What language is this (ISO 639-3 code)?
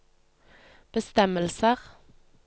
nor